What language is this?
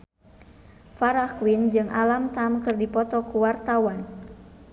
Sundanese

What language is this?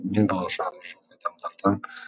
Kazakh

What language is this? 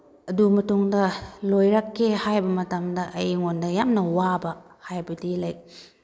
Manipuri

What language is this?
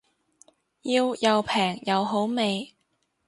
Cantonese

